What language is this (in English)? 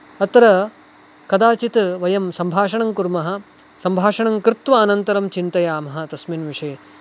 Sanskrit